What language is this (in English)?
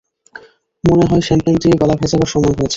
Bangla